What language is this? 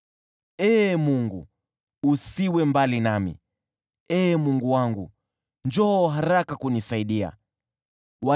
Swahili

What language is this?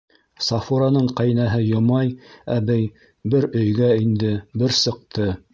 Bashkir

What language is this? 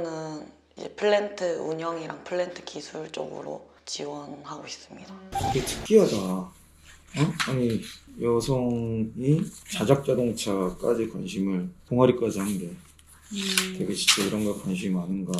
Korean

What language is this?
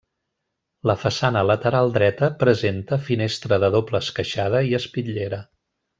Catalan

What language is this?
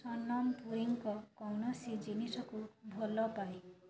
Odia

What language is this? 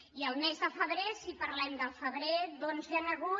Catalan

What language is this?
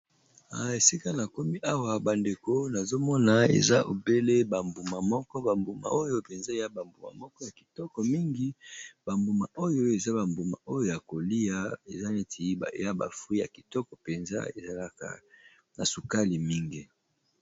Lingala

